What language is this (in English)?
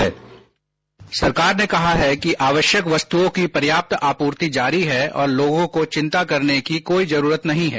Hindi